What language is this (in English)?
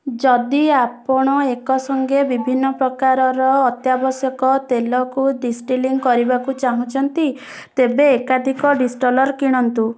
Odia